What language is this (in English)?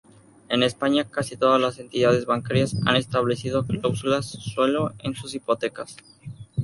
Spanish